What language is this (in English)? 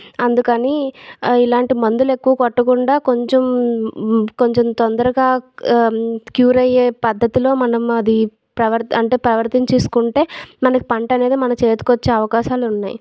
Telugu